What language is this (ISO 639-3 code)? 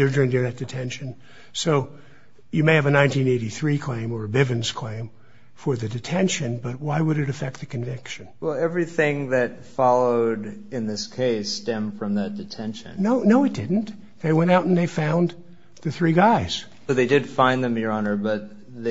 eng